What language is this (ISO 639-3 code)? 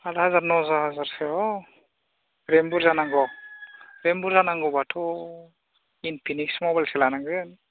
brx